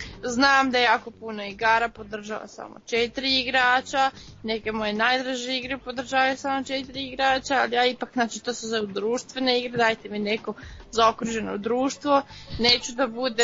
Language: Croatian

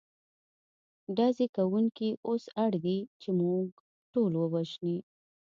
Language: Pashto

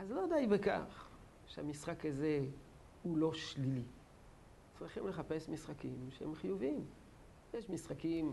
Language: Hebrew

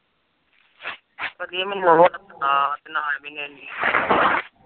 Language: Punjabi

